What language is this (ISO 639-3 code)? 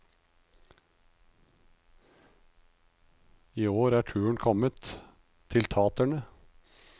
nor